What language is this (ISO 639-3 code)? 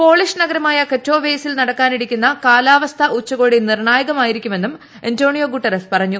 mal